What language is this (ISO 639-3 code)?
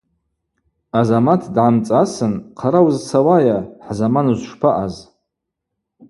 abq